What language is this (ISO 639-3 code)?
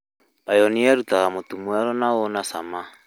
kik